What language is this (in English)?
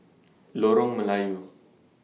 English